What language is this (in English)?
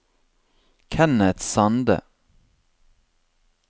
Norwegian